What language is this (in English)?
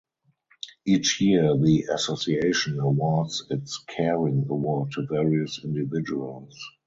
English